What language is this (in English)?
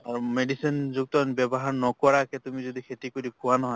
Assamese